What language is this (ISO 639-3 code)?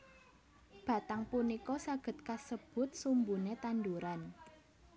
jav